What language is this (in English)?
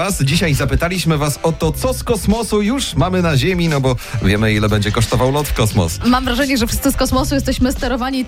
Polish